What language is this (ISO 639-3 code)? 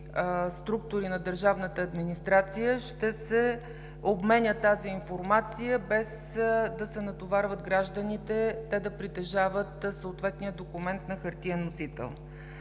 bul